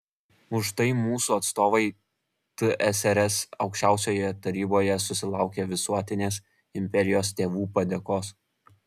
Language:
Lithuanian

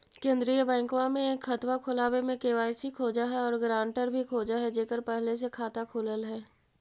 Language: Magahi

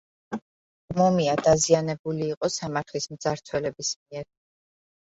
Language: Georgian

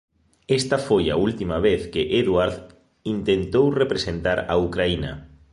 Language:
Galician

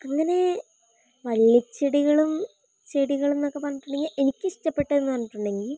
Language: Malayalam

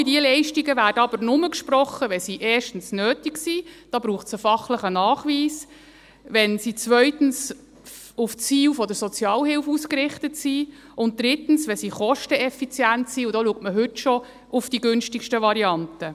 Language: Swiss German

